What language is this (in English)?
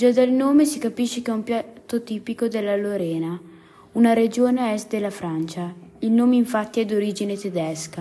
Italian